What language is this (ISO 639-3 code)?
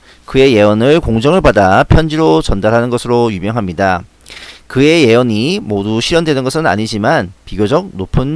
kor